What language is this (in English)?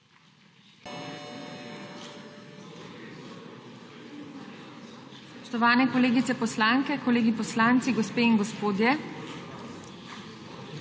Slovenian